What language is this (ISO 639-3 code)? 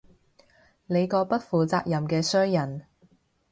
yue